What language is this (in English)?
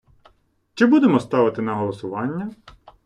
Ukrainian